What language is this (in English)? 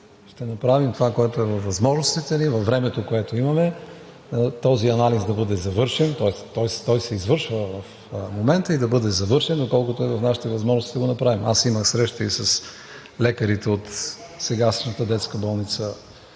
Bulgarian